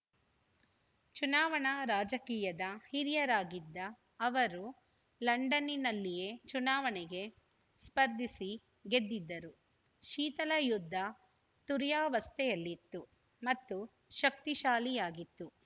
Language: Kannada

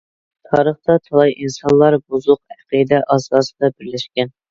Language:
Uyghur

